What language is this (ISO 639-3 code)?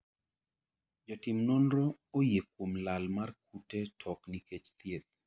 luo